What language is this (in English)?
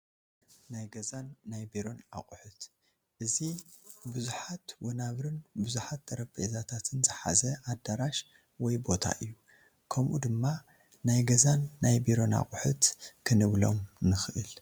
Tigrinya